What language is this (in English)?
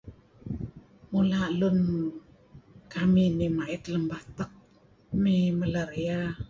Kelabit